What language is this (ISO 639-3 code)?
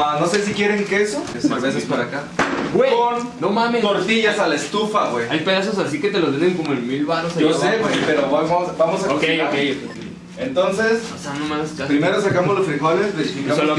spa